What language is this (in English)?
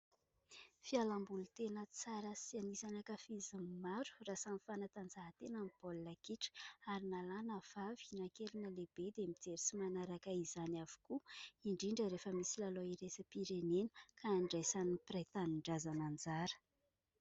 Malagasy